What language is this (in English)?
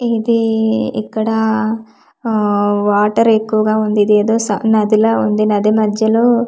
Telugu